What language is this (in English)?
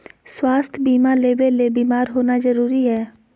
Magahi